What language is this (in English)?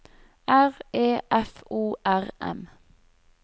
Norwegian